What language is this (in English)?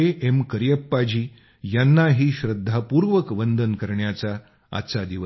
Marathi